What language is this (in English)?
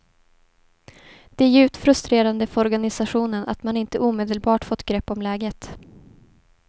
Swedish